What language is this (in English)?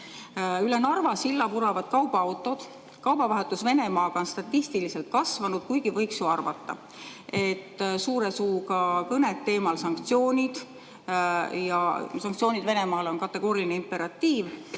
Estonian